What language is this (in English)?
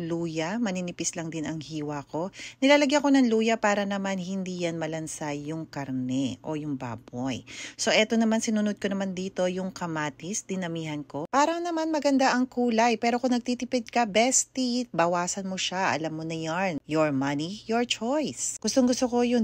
Filipino